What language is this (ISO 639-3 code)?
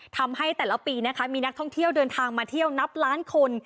tha